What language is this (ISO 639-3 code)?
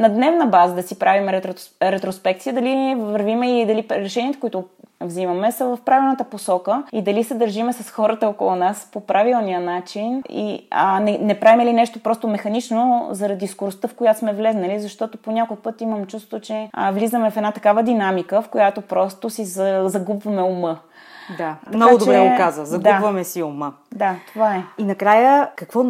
bul